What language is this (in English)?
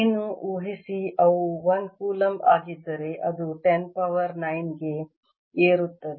Kannada